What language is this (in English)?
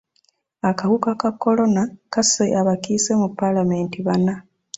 Ganda